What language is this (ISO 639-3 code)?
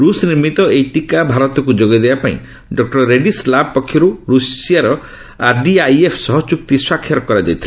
ori